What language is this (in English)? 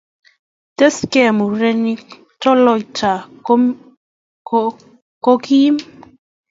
Kalenjin